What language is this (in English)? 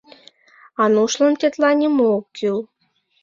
Mari